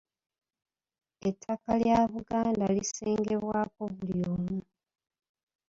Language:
Ganda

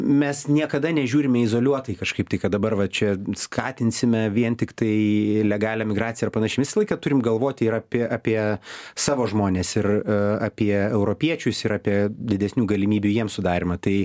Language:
Lithuanian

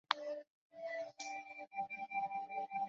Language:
Chinese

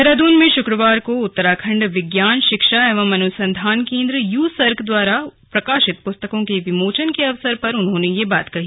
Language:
Hindi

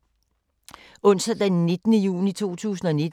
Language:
Danish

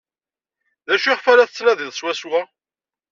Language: Kabyle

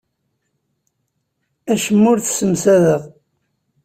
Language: Kabyle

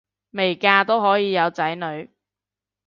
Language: Cantonese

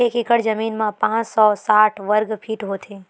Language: Chhattisgarhi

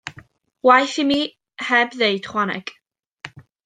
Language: Welsh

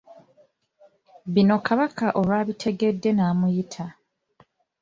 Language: Ganda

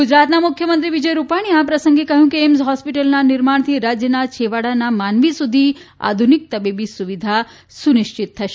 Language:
Gujarati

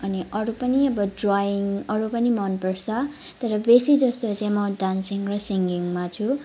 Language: Nepali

